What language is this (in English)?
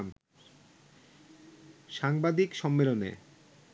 Bangla